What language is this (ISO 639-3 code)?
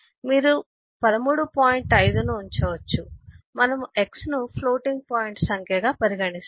tel